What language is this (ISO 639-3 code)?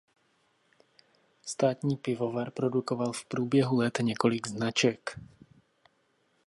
ces